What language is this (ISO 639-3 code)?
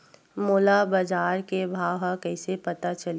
hne